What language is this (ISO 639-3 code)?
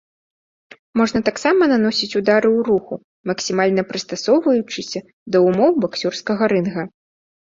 bel